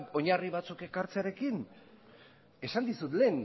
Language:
Basque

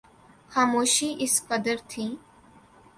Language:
Urdu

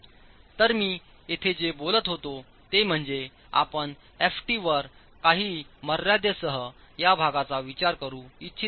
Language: Marathi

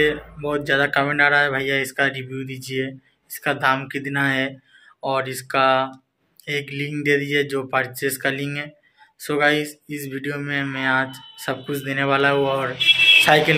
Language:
Hindi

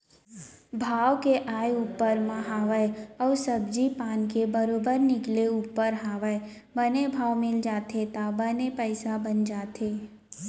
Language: Chhattisgarhi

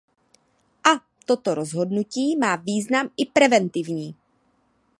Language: Czech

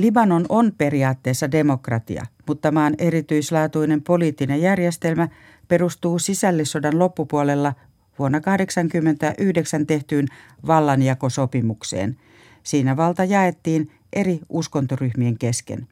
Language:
Finnish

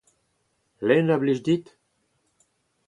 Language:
Breton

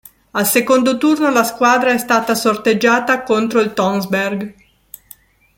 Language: Italian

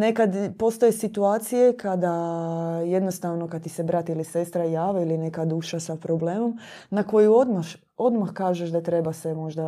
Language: Croatian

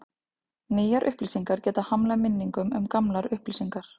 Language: Icelandic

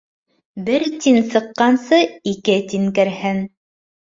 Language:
Bashkir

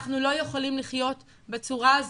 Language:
Hebrew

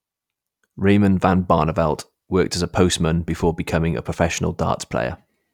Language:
English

